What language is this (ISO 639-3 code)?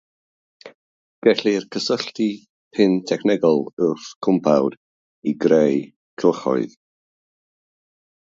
cym